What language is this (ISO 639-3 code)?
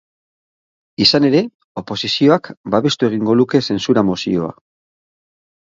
eus